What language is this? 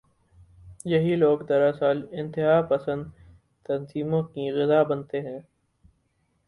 Urdu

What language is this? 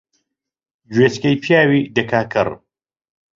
Central Kurdish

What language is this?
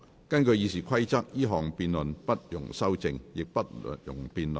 Cantonese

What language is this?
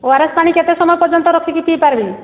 Odia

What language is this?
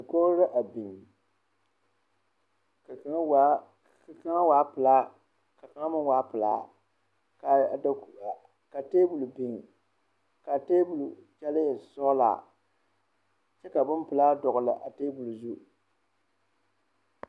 Southern Dagaare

